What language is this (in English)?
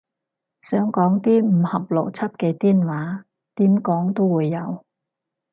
Cantonese